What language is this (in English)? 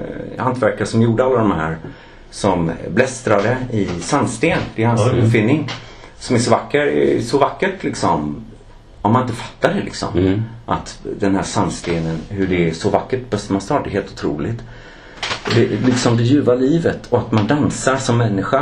Swedish